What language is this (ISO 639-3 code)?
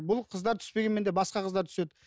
kaz